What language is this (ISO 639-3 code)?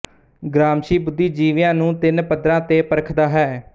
pan